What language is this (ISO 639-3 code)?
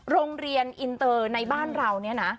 tha